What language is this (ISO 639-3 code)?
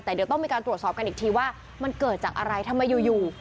tha